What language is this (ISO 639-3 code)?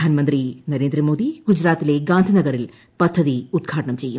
mal